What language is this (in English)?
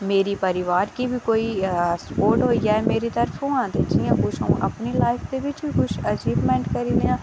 Dogri